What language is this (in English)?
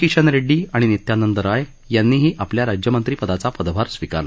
Marathi